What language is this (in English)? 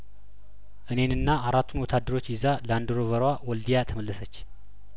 Amharic